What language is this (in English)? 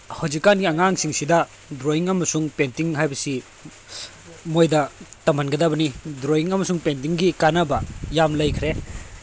Manipuri